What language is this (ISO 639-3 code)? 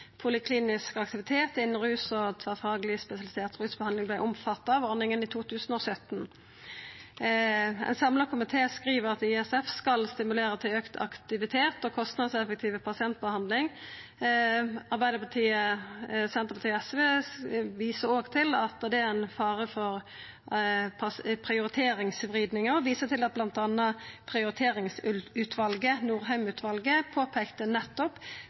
nno